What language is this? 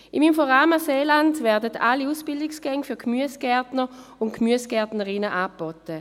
Swiss German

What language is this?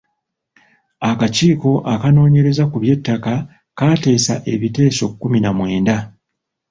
Ganda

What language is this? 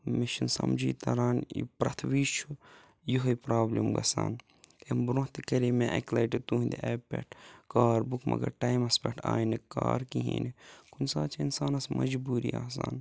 Kashmiri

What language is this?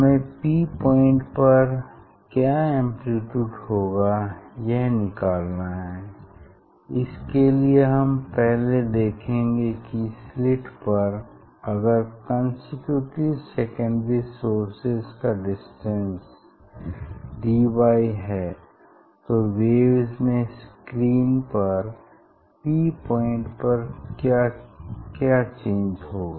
Hindi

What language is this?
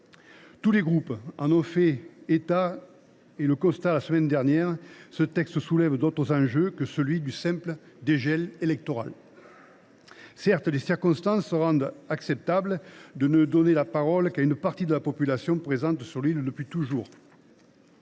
French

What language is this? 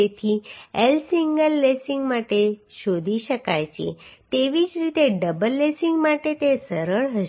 Gujarati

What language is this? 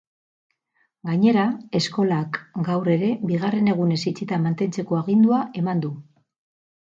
Basque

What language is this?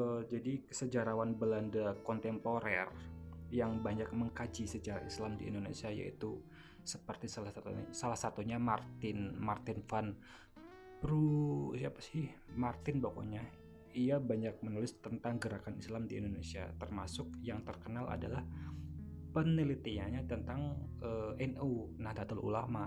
Indonesian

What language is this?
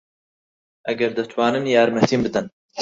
Central Kurdish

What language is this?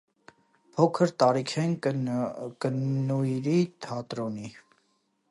Armenian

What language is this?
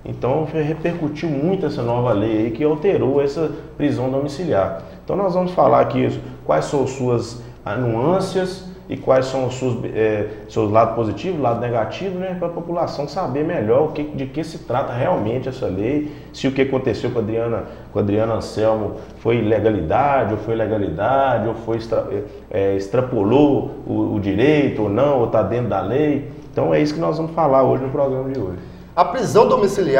Portuguese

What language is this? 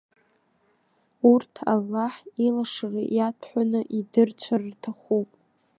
Abkhazian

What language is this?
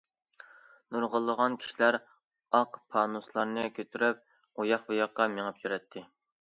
Uyghur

